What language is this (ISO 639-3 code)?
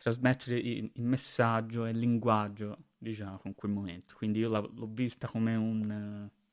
ita